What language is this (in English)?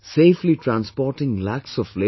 English